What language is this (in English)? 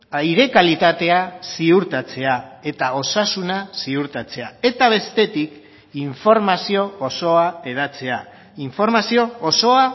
Basque